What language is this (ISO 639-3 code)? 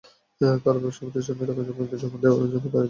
ben